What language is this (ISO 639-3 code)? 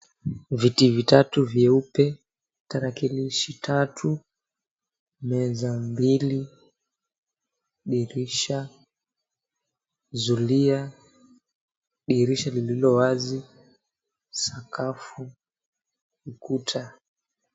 swa